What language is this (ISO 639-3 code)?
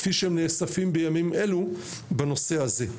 heb